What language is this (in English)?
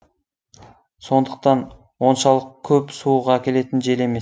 Kazakh